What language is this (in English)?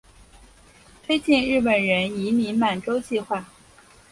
Chinese